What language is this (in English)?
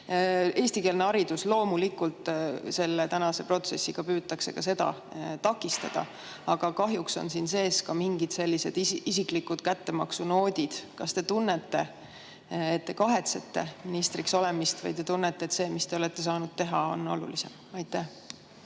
Estonian